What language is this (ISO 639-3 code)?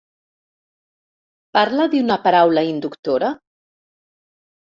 cat